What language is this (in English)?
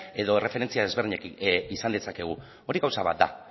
Basque